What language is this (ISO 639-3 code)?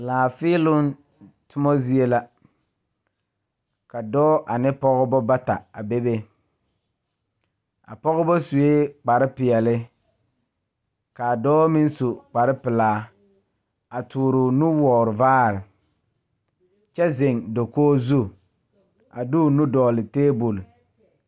dga